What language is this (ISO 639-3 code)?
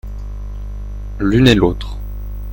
fra